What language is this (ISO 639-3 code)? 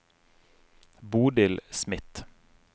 nor